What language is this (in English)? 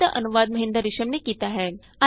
Punjabi